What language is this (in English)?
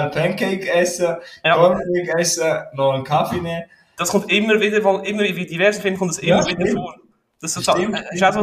German